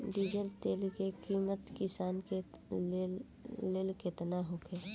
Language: Bhojpuri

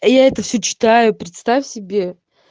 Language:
Russian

